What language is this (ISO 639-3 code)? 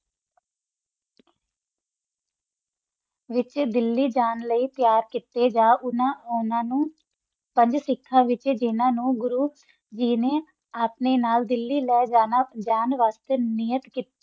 pan